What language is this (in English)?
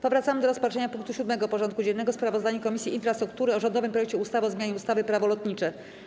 Polish